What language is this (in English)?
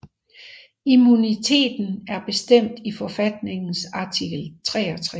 Danish